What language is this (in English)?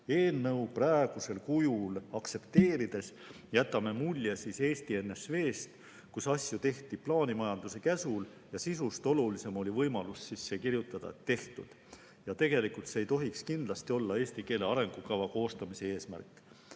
Estonian